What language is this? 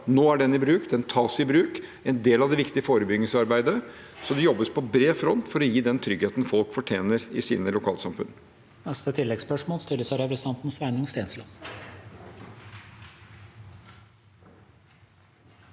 Norwegian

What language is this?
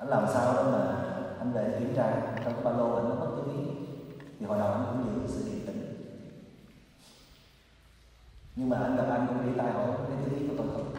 Vietnamese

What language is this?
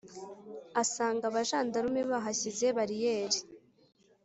Kinyarwanda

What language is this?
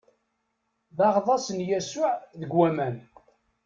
Kabyle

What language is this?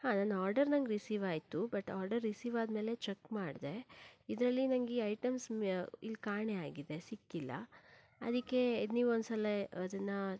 Kannada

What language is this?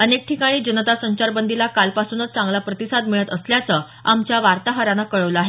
Marathi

